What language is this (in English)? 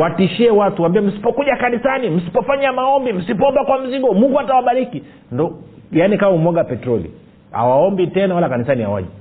Swahili